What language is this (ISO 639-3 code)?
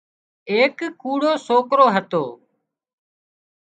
kxp